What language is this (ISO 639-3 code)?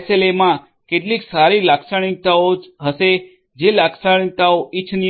guj